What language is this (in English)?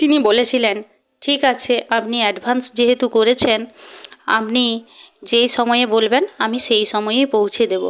Bangla